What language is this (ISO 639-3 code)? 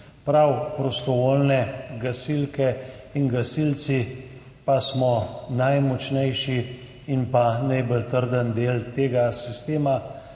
slv